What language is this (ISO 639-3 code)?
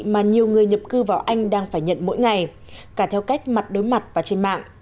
vie